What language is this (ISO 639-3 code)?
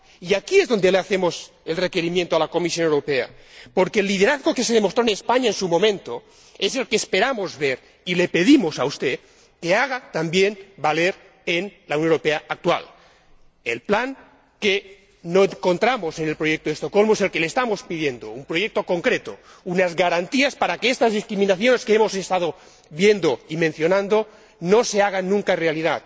spa